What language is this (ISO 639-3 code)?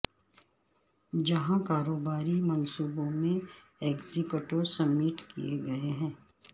urd